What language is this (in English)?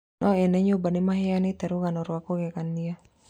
Kikuyu